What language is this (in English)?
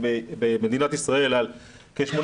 Hebrew